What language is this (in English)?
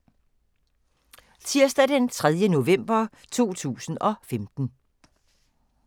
Danish